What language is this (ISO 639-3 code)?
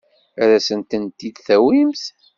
kab